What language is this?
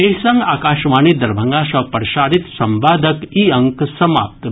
Maithili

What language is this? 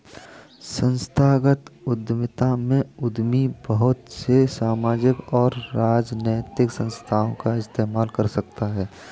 Hindi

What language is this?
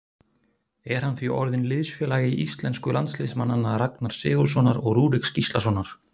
Icelandic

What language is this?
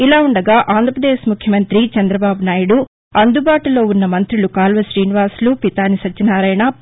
Telugu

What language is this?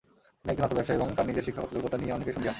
Bangla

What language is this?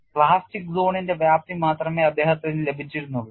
Malayalam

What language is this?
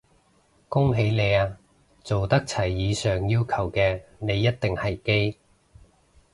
Cantonese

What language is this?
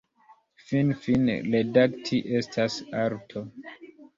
Esperanto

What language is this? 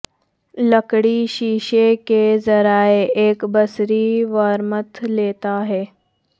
Urdu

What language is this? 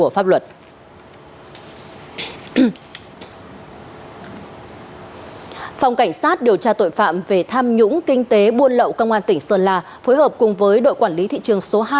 Vietnamese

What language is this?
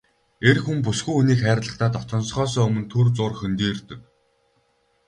Mongolian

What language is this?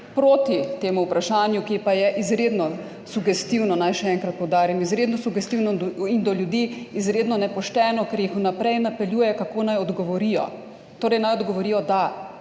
Slovenian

